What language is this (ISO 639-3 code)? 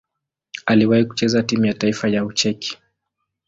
swa